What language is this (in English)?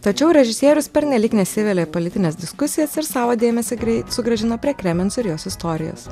Lithuanian